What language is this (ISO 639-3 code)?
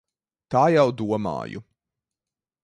lav